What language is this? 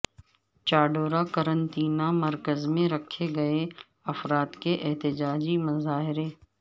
Urdu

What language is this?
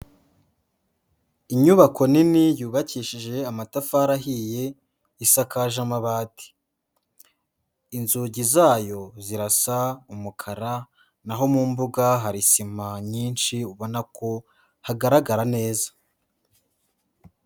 Kinyarwanda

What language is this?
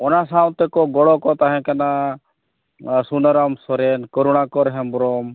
Santali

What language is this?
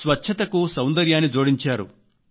Telugu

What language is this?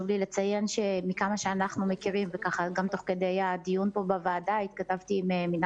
Hebrew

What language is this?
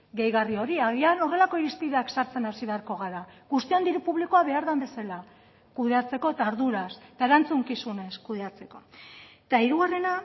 Basque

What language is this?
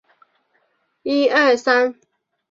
Chinese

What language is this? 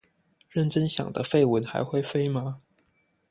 Chinese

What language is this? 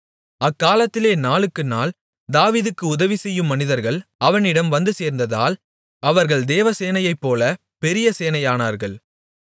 Tamil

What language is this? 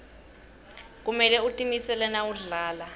Swati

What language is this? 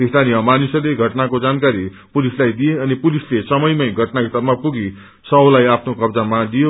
Nepali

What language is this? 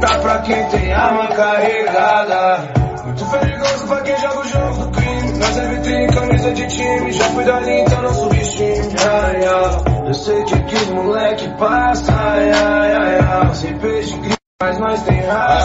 Romanian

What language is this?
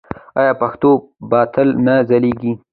Pashto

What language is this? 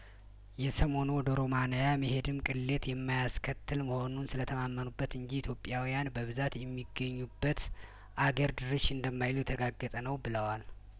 Amharic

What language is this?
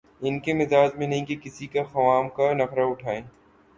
Urdu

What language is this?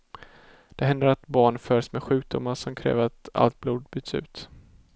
Swedish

